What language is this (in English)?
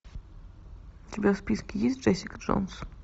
Russian